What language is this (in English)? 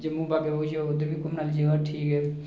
Dogri